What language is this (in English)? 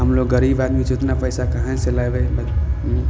Maithili